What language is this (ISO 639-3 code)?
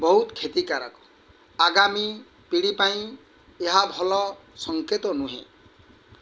ori